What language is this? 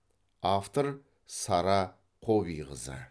Kazakh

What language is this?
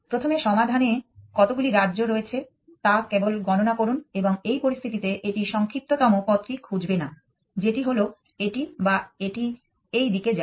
Bangla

